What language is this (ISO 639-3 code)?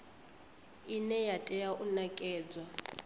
ven